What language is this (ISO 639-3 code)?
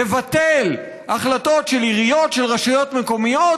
heb